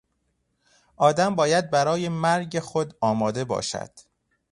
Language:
Persian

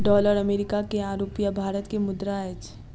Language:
Maithili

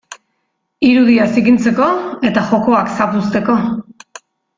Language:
Basque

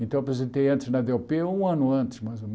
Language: Portuguese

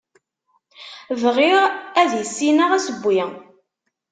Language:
Kabyle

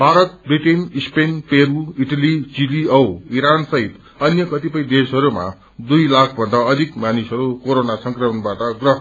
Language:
Nepali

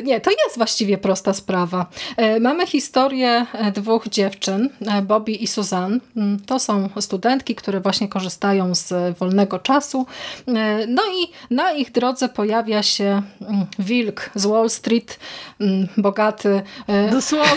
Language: Polish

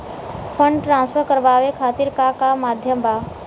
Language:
Bhojpuri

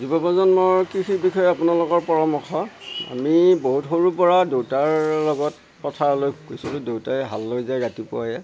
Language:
Assamese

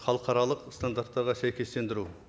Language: Kazakh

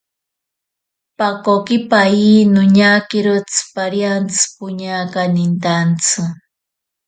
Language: Ashéninka Perené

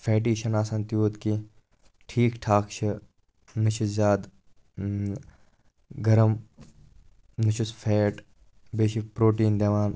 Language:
Kashmiri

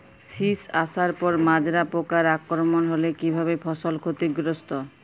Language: Bangla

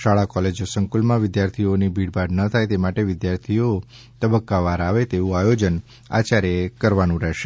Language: Gujarati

